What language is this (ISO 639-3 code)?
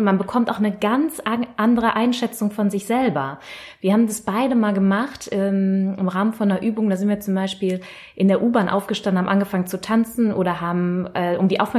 deu